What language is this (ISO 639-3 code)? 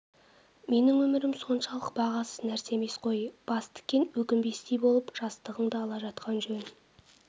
kaz